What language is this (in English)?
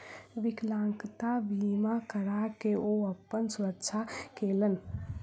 Maithili